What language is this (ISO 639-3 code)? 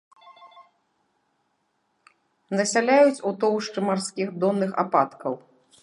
bel